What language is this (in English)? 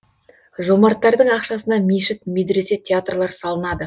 Kazakh